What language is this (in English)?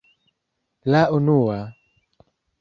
Esperanto